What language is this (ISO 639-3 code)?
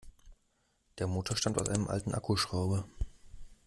deu